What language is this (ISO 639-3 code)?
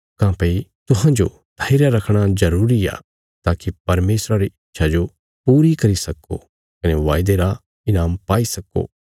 kfs